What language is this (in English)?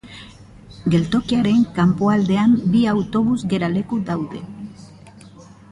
Basque